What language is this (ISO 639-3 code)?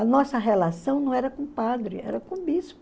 por